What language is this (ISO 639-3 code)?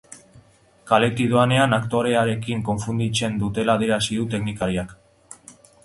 eus